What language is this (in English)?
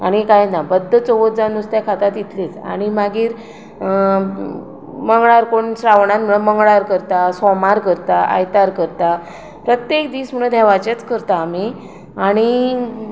Konkani